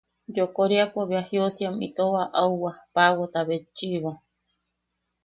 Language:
Yaqui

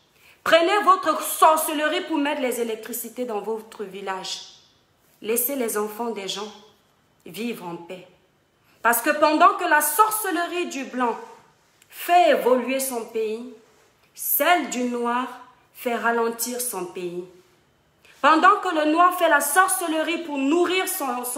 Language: French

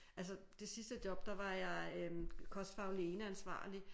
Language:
Danish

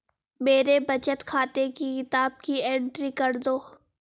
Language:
Hindi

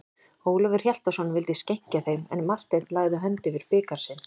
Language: Icelandic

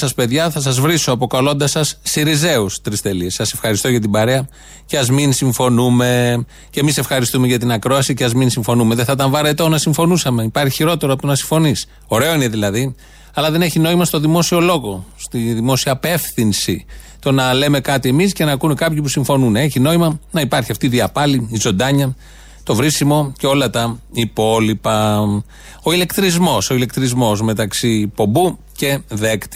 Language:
Greek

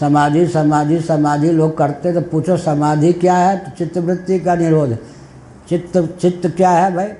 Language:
Hindi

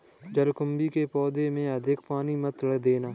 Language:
Hindi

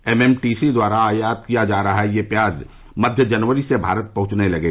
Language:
Hindi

